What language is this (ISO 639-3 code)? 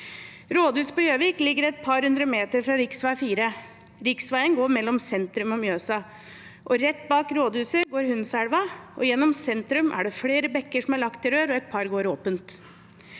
nor